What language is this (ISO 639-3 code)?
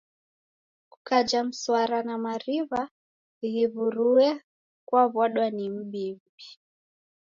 dav